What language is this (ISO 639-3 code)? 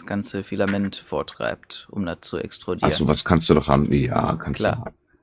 deu